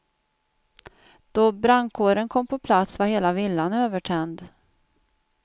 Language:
Swedish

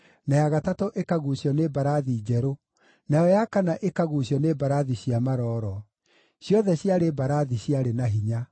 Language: Kikuyu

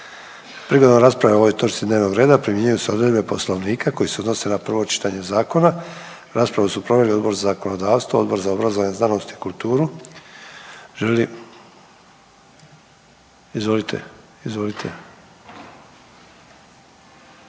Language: Croatian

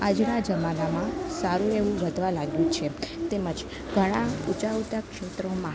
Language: Gujarati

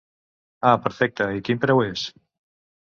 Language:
Catalan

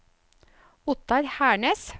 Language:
Norwegian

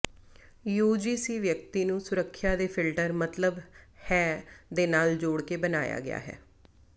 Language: Punjabi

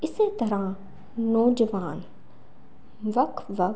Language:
Punjabi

